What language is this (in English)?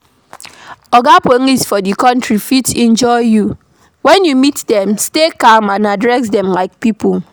Nigerian Pidgin